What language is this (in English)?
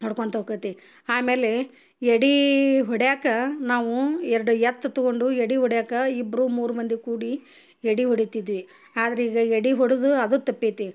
Kannada